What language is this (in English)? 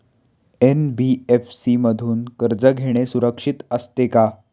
Marathi